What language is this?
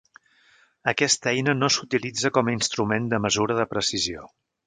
Catalan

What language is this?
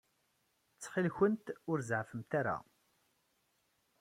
Kabyle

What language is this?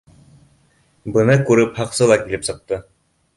Bashkir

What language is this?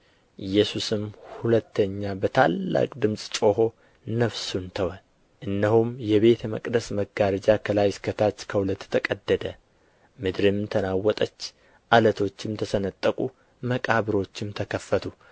Amharic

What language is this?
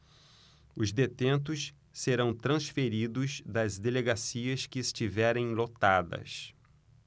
Portuguese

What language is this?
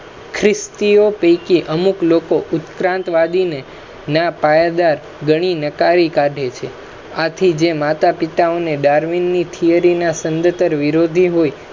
Gujarati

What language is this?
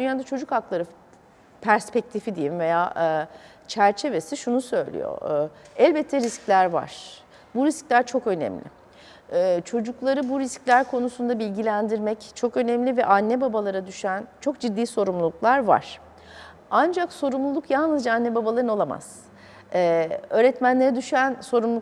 Turkish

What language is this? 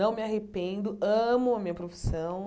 Portuguese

